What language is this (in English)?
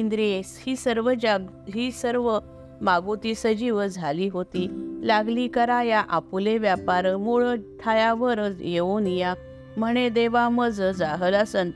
Marathi